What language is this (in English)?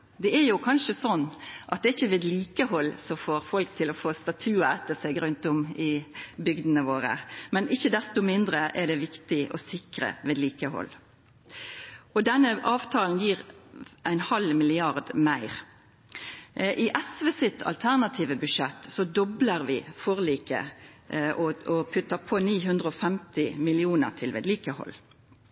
Norwegian Nynorsk